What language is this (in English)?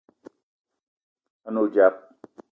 Eton (Cameroon)